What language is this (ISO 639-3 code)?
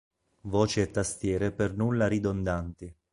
ita